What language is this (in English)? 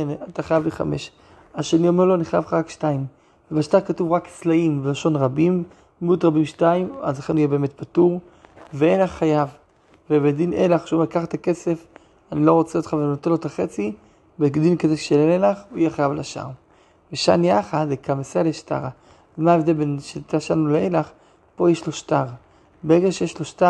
Hebrew